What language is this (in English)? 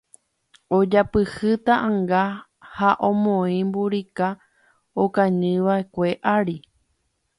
Guarani